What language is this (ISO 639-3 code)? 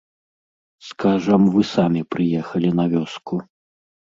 bel